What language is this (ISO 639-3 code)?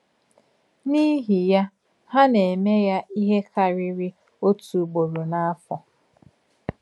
ibo